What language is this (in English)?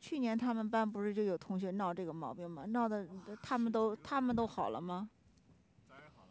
Chinese